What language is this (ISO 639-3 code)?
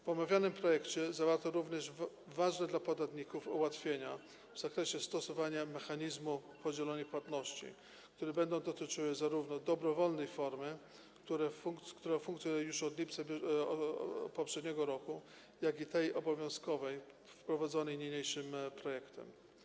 pol